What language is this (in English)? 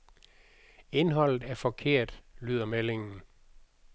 Danish